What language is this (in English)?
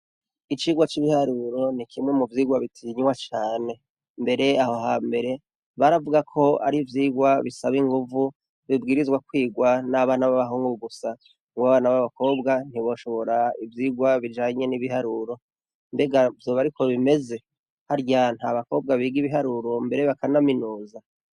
Rundi